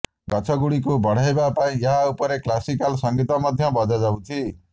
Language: Odia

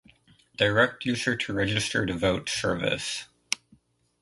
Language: English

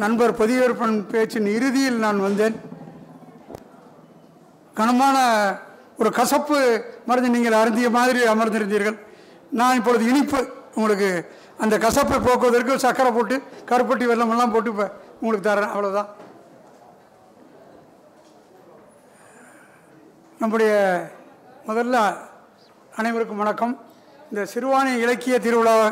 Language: Tamil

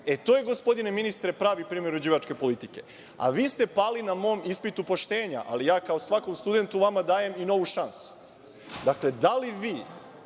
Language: Serbian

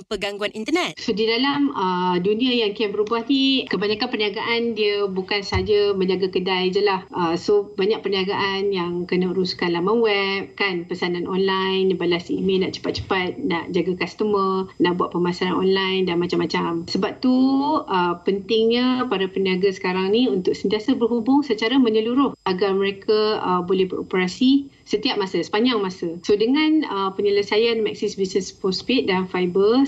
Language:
Malay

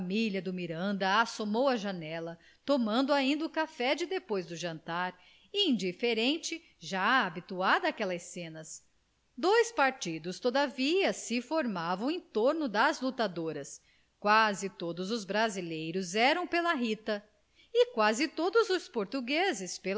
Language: Portuguese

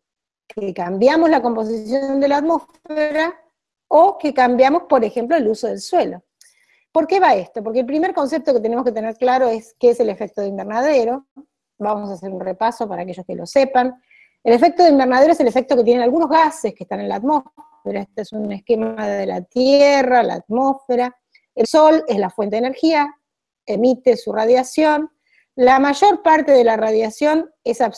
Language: Spanish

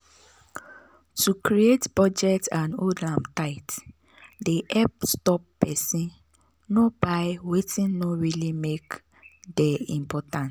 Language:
Nigerian Pidgin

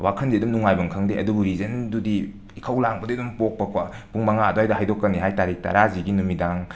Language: Manipuri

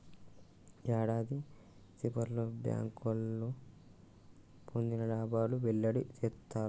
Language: Telugu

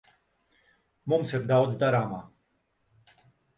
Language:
Latvian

